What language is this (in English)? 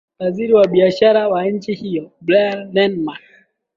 Swahili